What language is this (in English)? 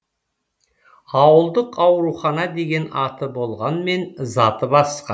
Kazakh